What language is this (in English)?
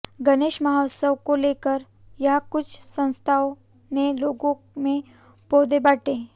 Hindi